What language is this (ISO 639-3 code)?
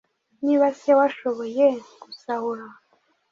kin